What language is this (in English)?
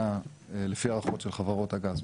Hebrew